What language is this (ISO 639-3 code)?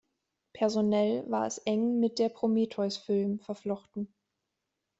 deu